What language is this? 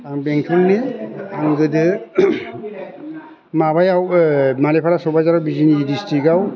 Bodo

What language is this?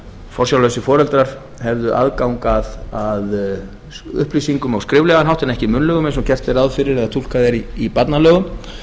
Icelandic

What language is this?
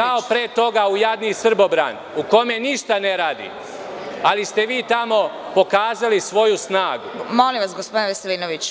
Serbian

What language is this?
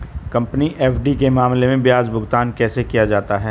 Hindi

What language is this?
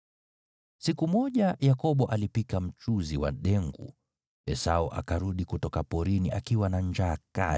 Swahili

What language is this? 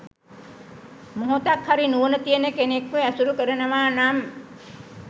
Sinhala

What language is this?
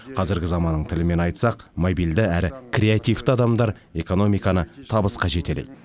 Kazakh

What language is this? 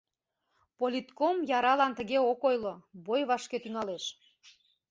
Mari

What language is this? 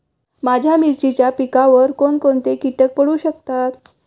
Marathi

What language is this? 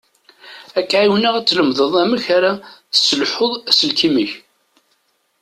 Kabyle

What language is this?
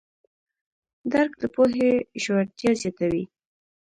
Pashto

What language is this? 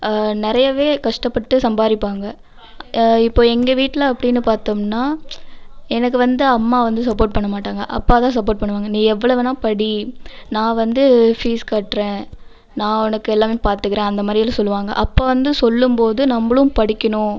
Tamil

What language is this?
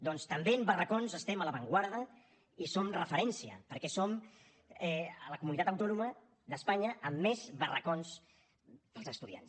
Catalan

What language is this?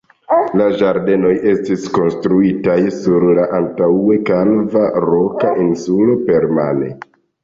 Esperanto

